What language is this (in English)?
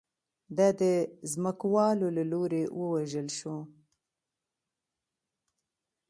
Pashto